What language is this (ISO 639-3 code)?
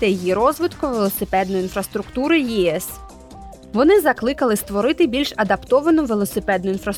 ukr